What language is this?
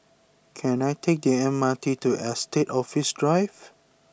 English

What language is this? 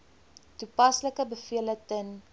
Afrikaans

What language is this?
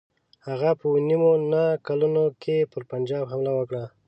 Pashto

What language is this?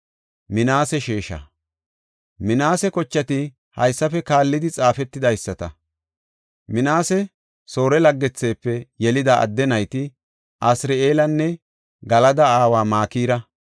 Gofa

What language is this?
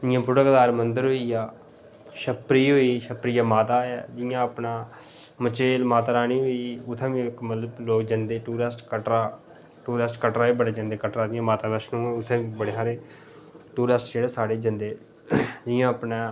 Dogri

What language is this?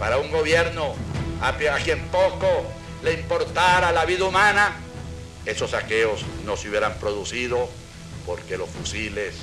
Spanish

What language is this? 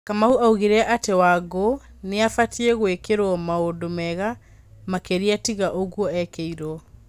Kikuyu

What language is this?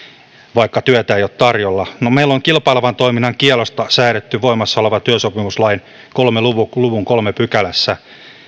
Finnish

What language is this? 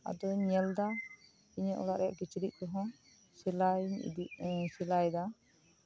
Santali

